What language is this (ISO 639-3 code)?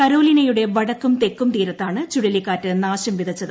mal